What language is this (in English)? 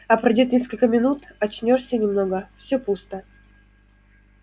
Russian